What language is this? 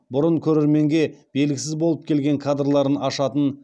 Kazakh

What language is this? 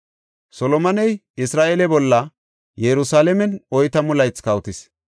Gofa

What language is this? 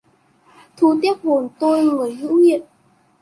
Vietnamese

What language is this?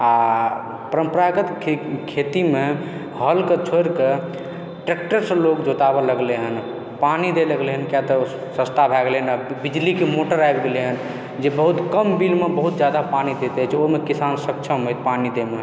Maithili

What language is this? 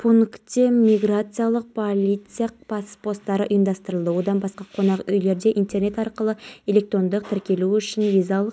Kazakh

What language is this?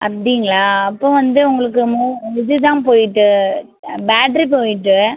Tamil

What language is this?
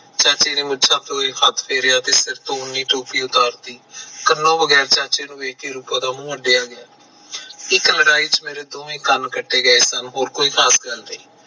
Punjabi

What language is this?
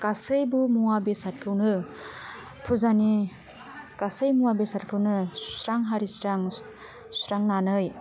Bodo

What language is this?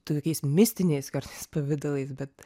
Lithuanian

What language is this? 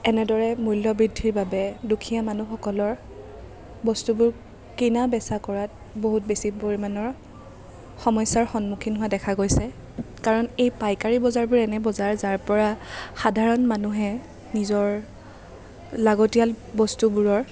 Assamese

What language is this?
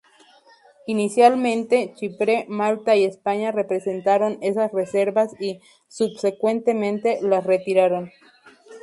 Spanish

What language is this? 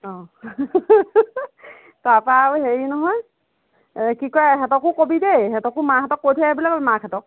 Assamese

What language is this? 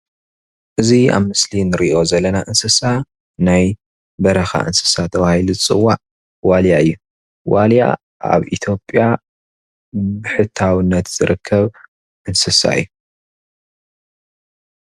Tigrinya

